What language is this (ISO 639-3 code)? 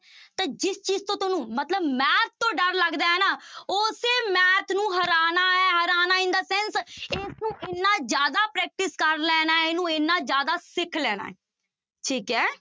pan